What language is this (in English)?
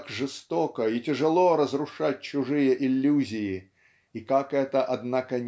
Russian